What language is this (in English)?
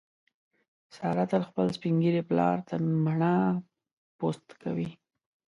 Pashto